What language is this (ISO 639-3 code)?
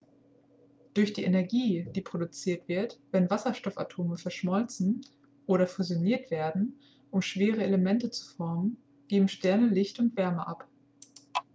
deu